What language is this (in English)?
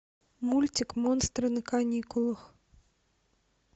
Russian